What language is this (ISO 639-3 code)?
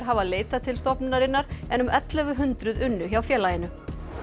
isl